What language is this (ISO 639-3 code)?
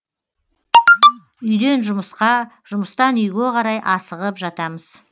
kaz